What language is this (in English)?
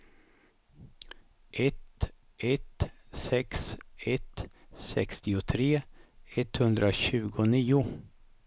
Swedish